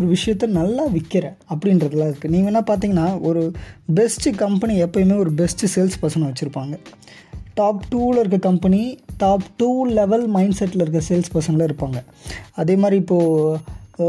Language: Tamil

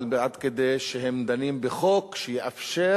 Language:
Hebrew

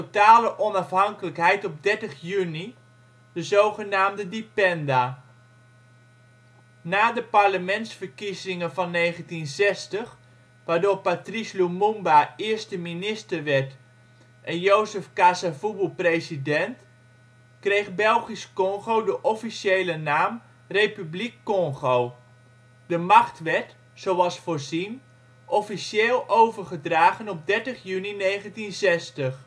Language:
Dutch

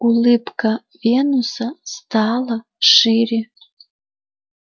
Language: Russian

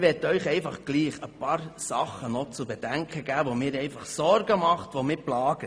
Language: Swiss German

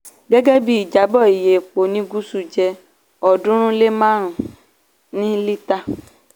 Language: Yoruba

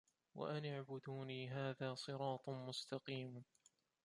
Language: Arabic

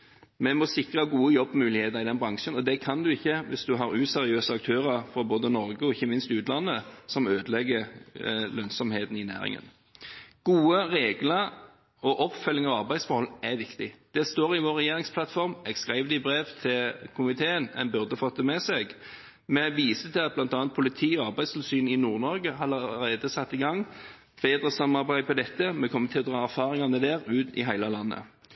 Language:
Norwegian Bokmål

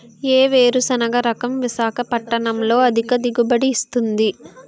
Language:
Telugu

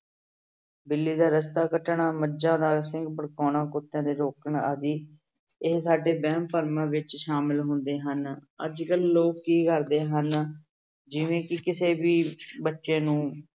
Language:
Punjabi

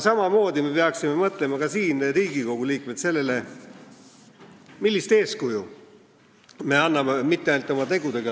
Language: Estonian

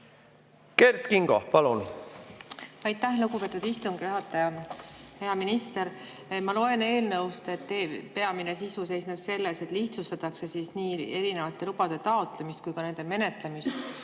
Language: Estonian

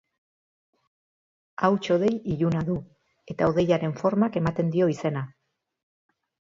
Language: Basque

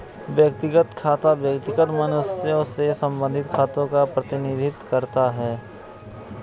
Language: Hindi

